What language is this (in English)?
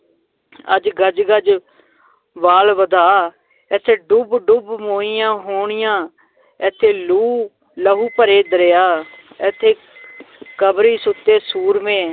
Punjabi